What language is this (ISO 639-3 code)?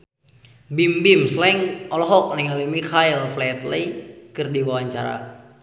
sun